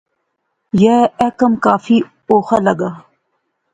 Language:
Pahari-Potwari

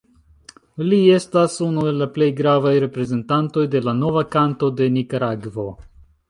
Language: Esperanto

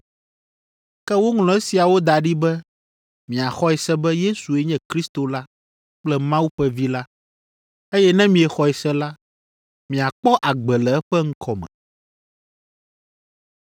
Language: Ewe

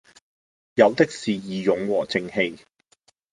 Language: Cantonese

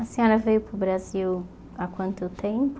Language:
Portuguese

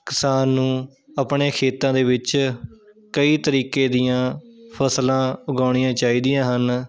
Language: Punjabi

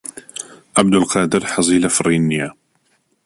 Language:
Central Kurdish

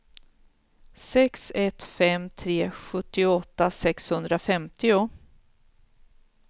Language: Swedish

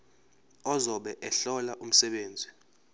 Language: Zulu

